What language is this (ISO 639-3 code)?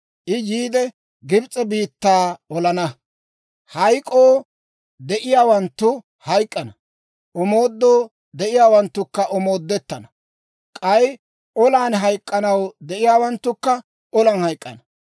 dwr